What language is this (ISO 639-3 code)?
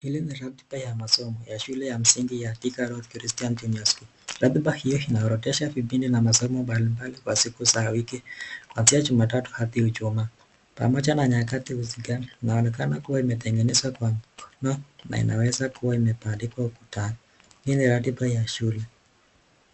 swa